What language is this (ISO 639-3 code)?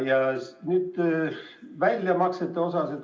est